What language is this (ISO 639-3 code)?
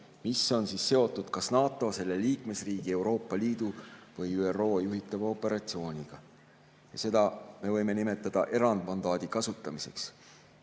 est